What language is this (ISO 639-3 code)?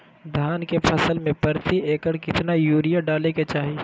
mag